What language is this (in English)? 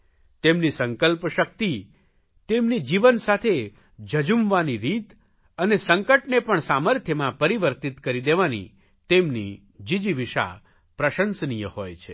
Gujarati